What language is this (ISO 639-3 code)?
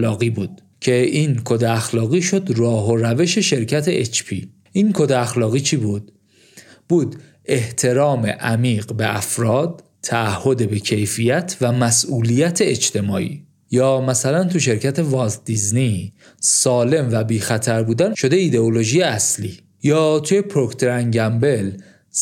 fas